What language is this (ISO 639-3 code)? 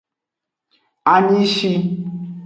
ajg